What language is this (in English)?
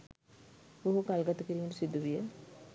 Sinhala